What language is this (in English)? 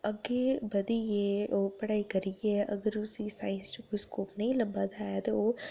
Dogri